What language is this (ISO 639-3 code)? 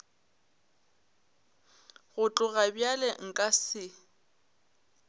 nso